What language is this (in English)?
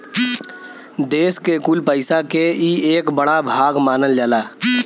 Bhojpuri